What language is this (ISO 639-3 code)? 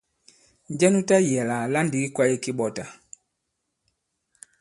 abb